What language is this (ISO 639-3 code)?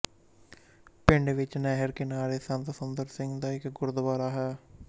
pan